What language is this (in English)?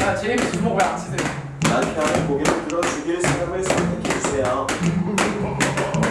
Korean